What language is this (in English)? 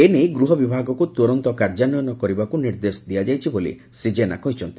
Odia